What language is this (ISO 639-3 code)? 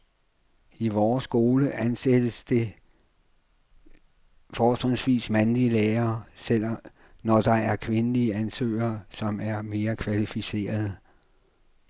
dan